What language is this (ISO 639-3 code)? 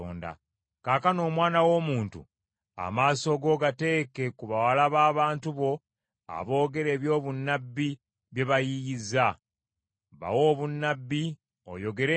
lug